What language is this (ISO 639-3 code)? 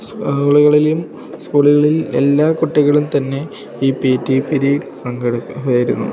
mal